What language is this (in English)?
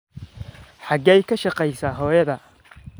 Somali